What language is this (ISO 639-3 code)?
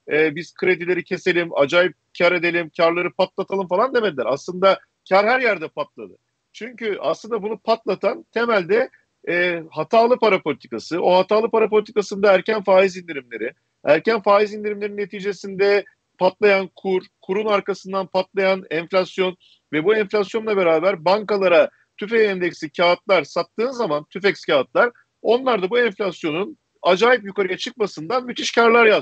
tur